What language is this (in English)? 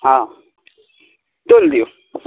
Maithili